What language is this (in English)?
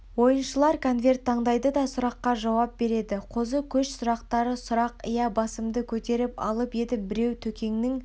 Kazakh